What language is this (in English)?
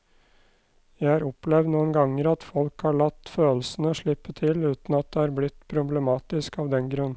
Norwegian